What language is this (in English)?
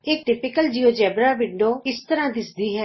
Punjabi